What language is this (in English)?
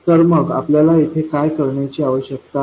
Marathi